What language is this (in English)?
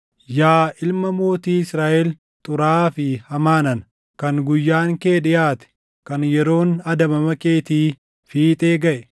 Oromo